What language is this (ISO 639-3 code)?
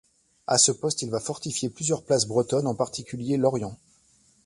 fra